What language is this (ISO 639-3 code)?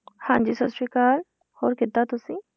pan